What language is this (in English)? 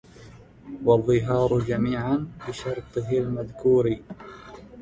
Arabic